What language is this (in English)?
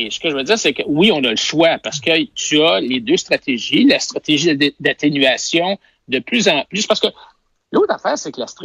French